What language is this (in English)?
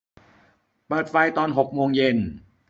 Thai